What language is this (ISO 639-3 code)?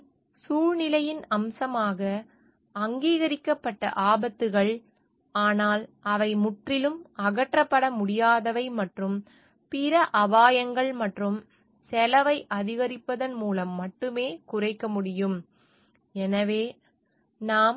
tam